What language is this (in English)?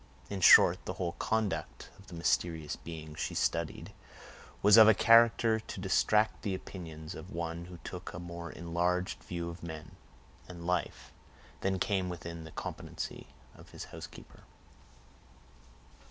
English